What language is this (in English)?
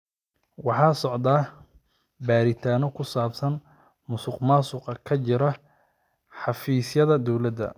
Somali